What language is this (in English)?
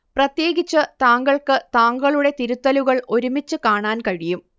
Malayalam